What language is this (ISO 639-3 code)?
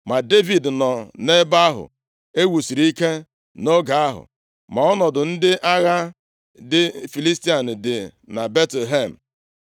ibo